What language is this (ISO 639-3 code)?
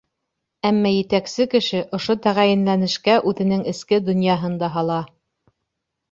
bak